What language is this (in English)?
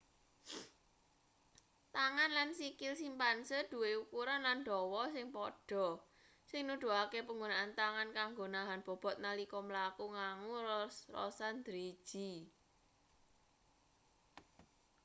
Javanese